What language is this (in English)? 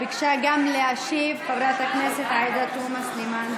Hebrew